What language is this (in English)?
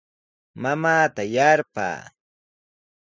Sihuas Ancash Quechua